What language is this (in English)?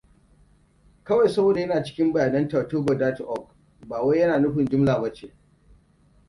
Hausa